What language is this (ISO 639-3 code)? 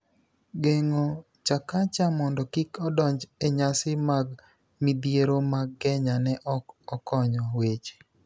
luo